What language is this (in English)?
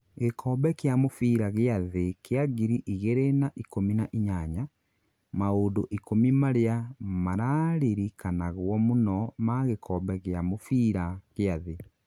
Kikuyu